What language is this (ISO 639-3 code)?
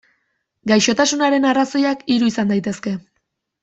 eus